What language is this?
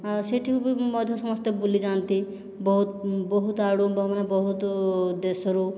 Odia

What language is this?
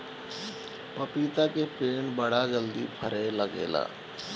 Bhojpuri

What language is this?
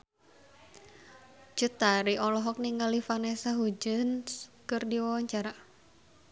Sundanese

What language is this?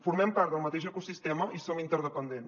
Catalan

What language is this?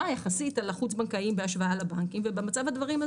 Hebrew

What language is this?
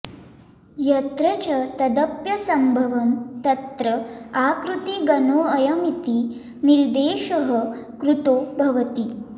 Sanskrit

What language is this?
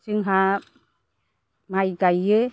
Bodo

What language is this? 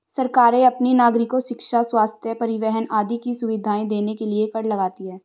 Hindi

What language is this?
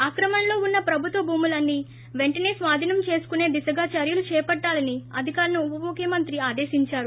Telugu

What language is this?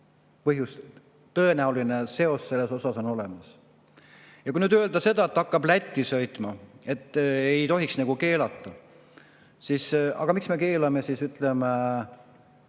Estonian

